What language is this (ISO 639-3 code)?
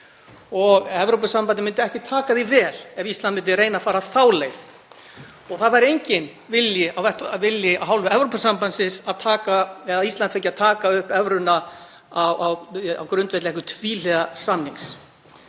isl